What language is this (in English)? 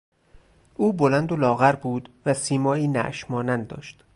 Persian